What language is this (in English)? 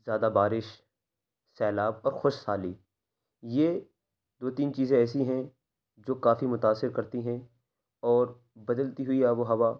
Urdu